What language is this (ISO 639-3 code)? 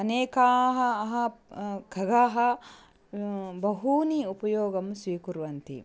san